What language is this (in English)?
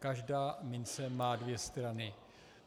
Czech